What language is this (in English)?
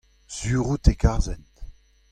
Breton